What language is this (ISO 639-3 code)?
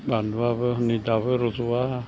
brx